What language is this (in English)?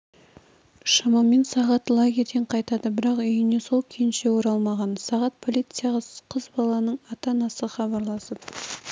Kazakh